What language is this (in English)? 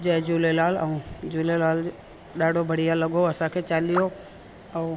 Sindhi